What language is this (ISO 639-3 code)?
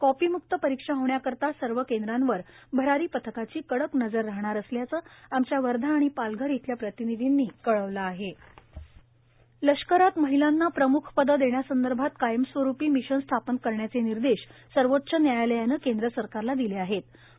mar